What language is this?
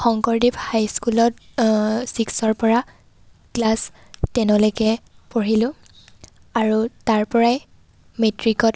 Assamese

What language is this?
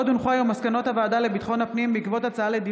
Hebrew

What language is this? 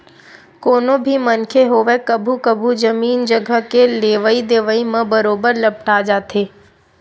Chhattisgarhi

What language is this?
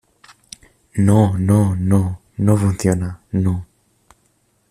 Spanish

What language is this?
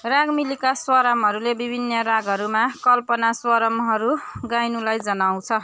Nepali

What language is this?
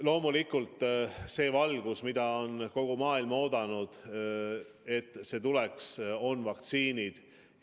Estonian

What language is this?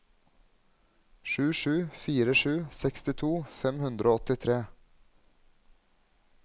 Norwegian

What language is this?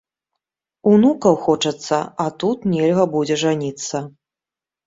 Belarusian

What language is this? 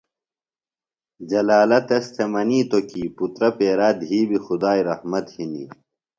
Phalura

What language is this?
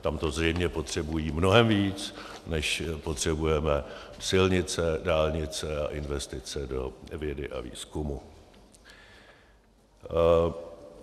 Czech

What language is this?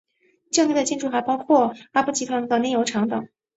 Chinese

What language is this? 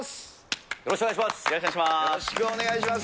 Japanese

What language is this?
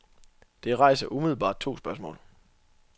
Danish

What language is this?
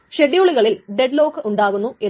Malayalam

